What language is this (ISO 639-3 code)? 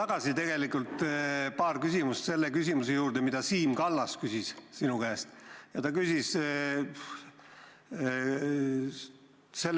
est